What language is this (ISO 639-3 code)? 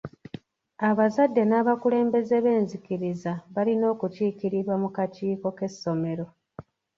lug